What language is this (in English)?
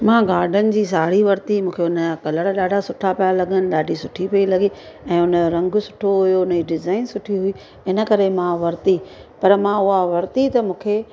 Sindhi